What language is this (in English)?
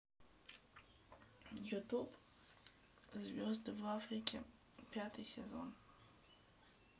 Russian